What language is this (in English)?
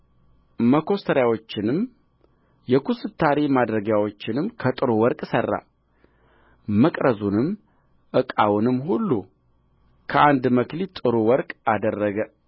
Amharic